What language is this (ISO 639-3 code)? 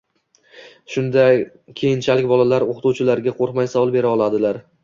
uzb